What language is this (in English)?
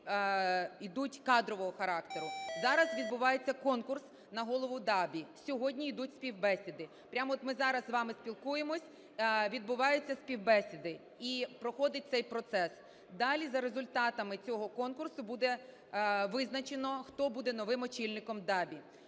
Ukrainian